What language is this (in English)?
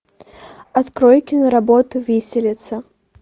Russian